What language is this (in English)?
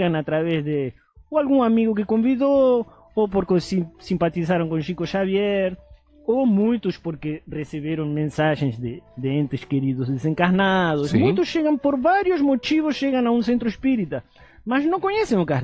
Portuguese